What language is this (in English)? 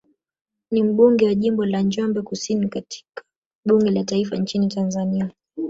Swahili